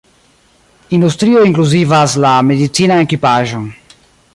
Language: Esperanto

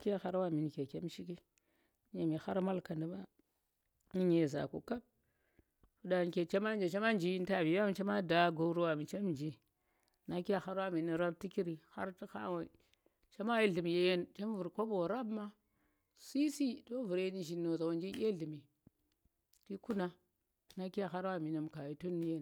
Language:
Tera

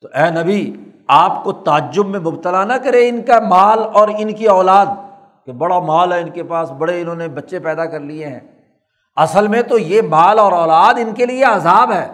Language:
Urdu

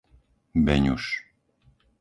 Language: Slovak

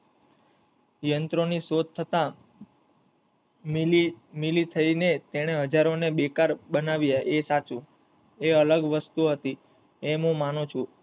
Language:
Gujarati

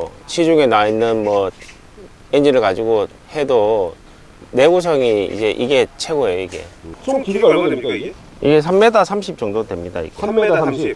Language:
Korean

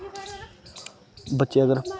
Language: Dogri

